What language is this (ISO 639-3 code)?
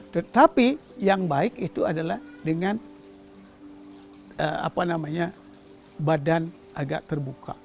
ind